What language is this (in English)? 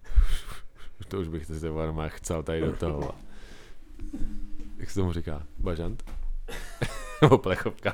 Czech